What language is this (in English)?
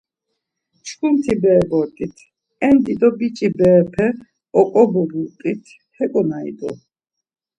Laz